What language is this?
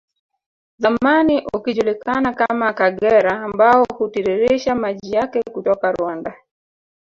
Swahili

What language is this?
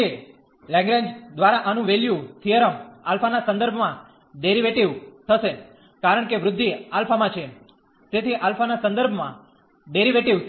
Gujarati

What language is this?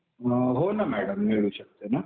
Marathi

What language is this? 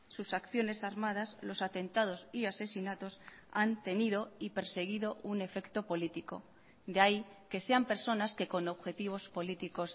Spanish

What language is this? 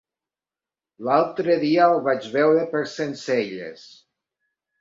Catalan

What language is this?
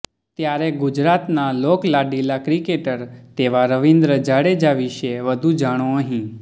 Gujarati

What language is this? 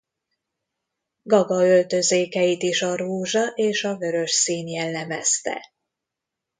Hungarian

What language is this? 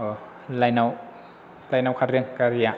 Bodo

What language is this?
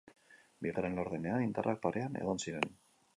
Basque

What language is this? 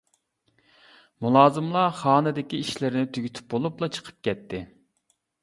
Uyghur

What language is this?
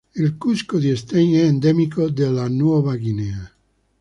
Italian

